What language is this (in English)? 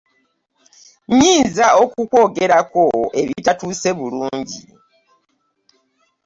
Ganda